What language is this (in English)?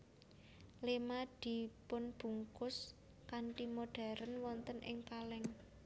Javanese